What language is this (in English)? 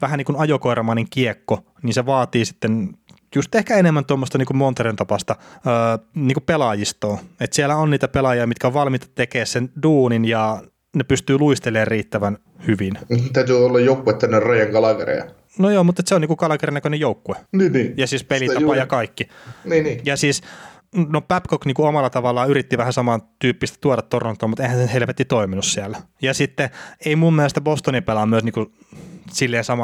Finnish